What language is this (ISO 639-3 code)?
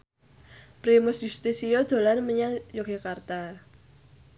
jav